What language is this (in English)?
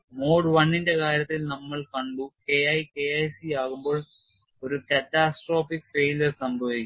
Malayalam